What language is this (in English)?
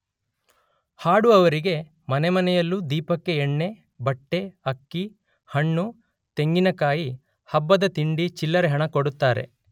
Kannada